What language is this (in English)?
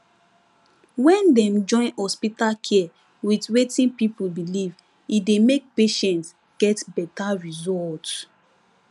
Nigerian Pidgin